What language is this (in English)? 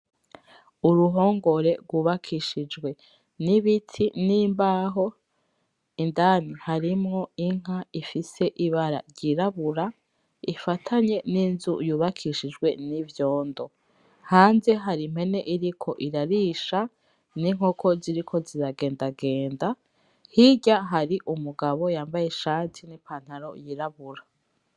Rundi